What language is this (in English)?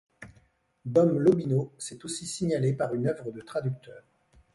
French